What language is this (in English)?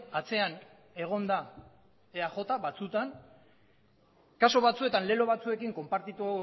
Basque